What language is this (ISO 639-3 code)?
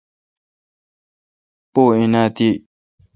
xka